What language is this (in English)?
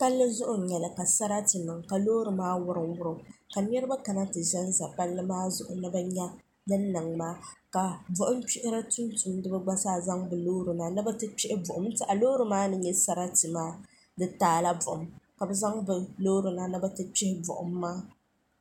Dagbani